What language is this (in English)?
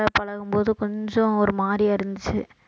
Tamil